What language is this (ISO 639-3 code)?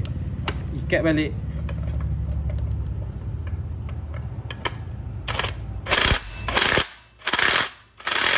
msa